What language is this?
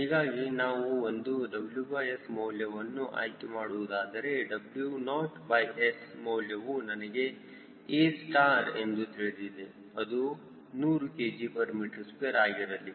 Kannada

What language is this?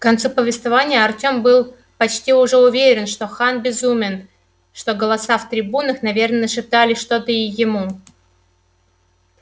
Russian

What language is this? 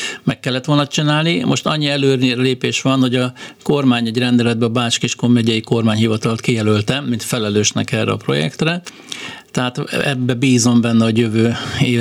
Hungarian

